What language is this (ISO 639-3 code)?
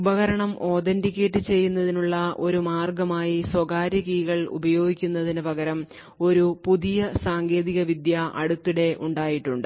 mal